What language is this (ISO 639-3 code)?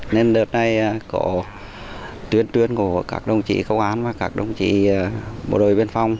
vie